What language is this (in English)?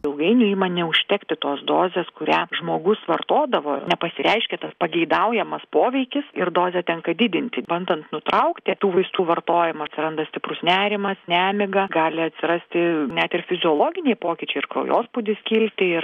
Lithuanian